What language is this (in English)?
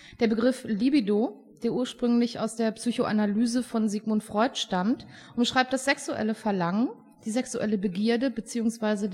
German